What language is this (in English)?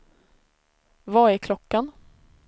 Swedish